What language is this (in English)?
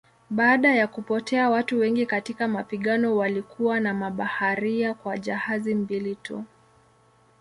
Swahili